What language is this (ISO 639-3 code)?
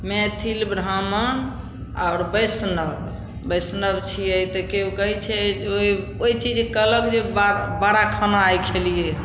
mai